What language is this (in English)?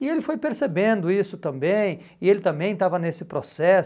Portuguese